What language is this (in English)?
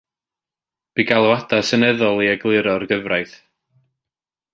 Welsh